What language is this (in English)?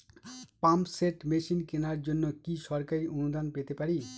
Bangla